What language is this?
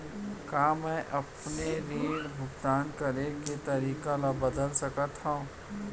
Chhattisgarhi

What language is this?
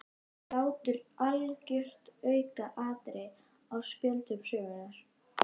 Icelandic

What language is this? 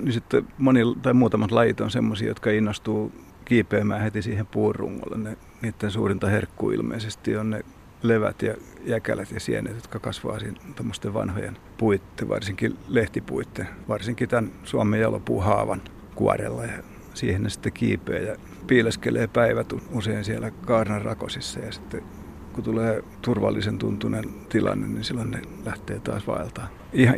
Finnish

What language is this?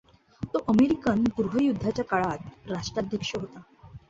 Marathi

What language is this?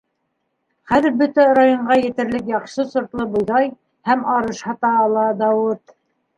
Bashkir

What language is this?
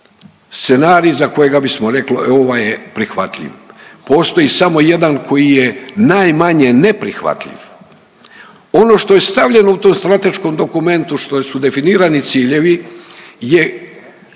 Croatian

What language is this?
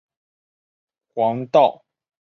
Chinese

